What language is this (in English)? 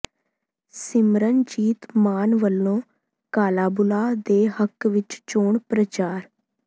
Punjabi